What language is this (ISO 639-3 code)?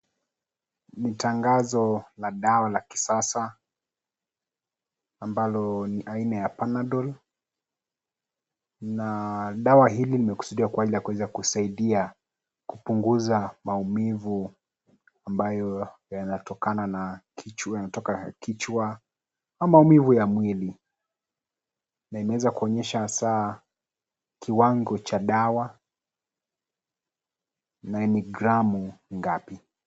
swa